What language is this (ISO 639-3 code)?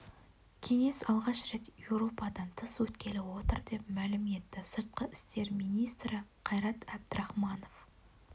kaz